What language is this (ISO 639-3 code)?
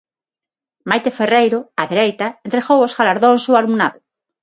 glg